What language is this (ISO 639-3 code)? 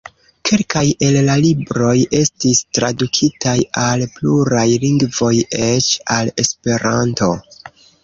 epo